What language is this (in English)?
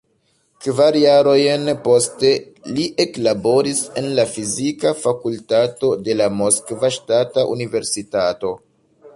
Esperanto